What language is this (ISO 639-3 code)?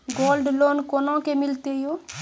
mai